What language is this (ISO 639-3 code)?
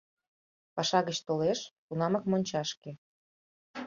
chm